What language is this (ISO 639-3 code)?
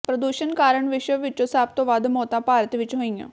pan